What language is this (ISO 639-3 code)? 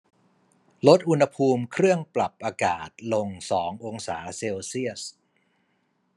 tha